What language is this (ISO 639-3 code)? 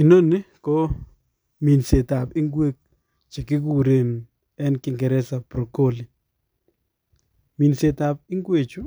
kln